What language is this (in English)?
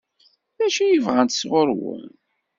Kabyle